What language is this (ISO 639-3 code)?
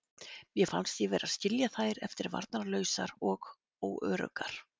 isl